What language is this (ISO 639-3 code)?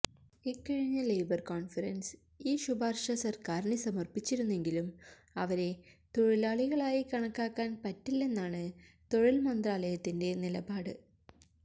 mal